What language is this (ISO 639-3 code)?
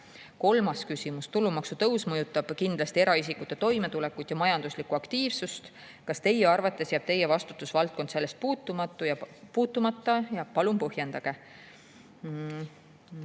est